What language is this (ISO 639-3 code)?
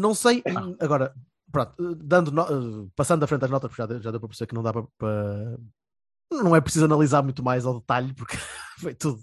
por